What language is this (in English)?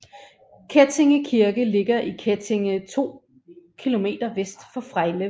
Danish